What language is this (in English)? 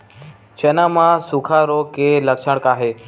Chhattisgarhi